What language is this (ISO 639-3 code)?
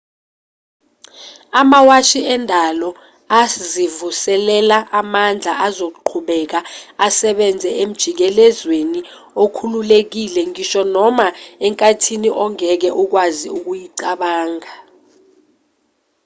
zul